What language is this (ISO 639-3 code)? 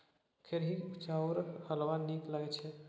mai